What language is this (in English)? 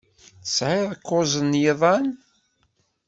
Kabyle